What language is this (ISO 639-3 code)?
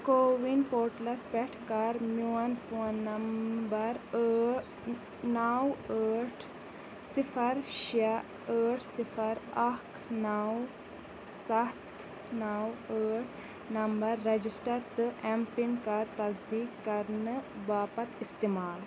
kas